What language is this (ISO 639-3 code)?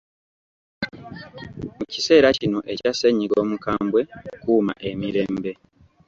lug